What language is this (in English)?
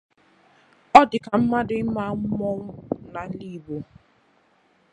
Igbo